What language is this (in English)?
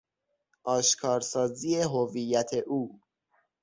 Persian